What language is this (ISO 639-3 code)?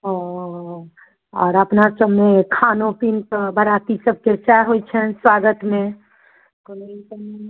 mai